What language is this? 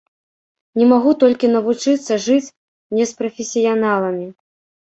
Belarusian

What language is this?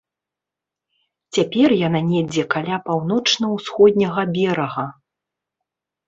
Belarusian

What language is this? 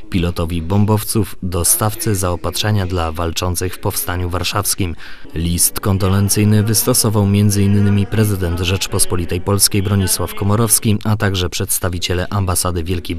Polish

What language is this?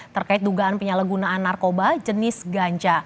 Indonesian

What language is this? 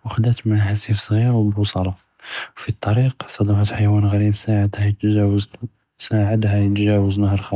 Judeo-Arabic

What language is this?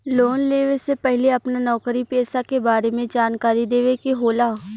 Bhojpuri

